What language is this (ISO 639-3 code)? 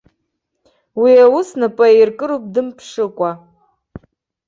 abk